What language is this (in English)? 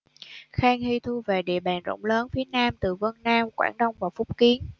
Vietnamese